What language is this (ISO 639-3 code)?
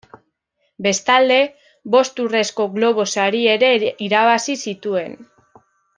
eus